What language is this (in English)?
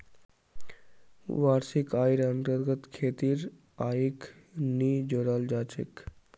Magahi